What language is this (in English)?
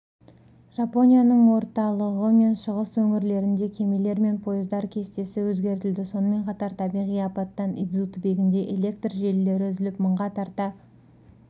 Kazakh